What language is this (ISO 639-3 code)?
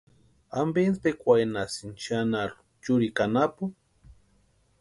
pua